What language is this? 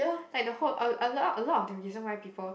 English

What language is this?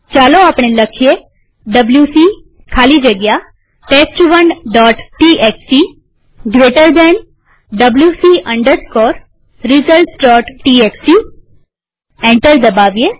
Gujarati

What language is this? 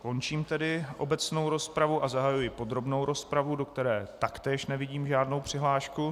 Czech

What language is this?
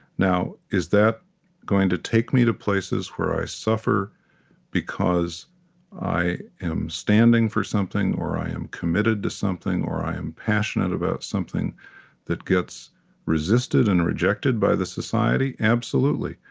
English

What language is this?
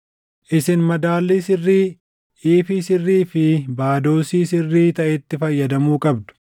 Oromo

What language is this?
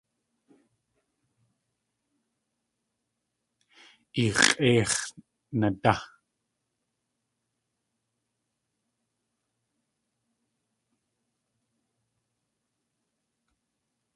Tlingit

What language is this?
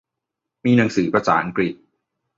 Thai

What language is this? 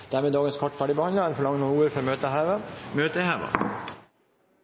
Norwegian Bokmål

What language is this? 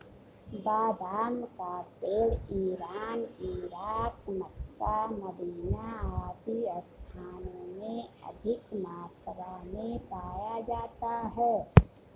Hindi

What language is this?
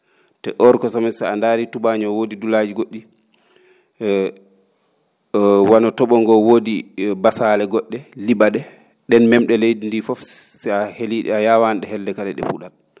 Fula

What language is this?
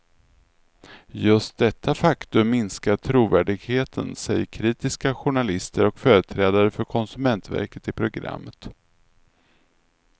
Swedish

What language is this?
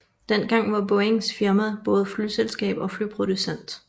Danish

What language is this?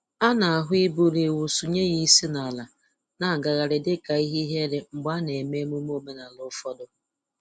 Igbo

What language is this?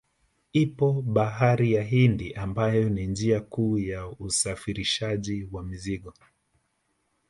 Swahili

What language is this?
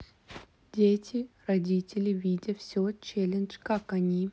Russian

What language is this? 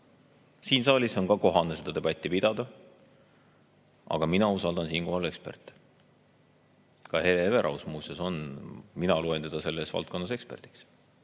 Estonian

